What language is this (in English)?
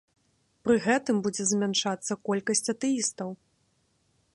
Belarusian